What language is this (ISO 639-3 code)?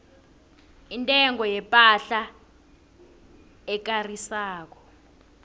nbl